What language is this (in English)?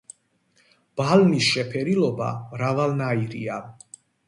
Georgian